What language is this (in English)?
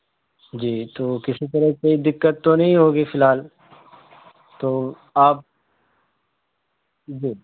Urdu